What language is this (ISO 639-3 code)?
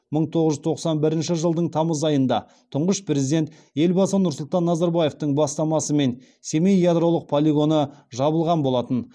kaz